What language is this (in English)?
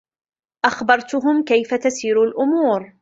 Arabic